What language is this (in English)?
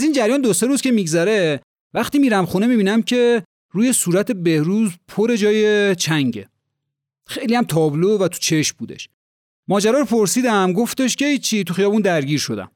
Persian